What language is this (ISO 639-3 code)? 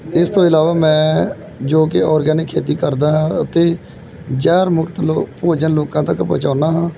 pan